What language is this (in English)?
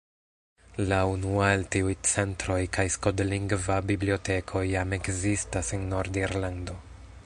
Esperanto